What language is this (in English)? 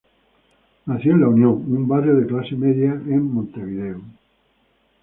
Spanish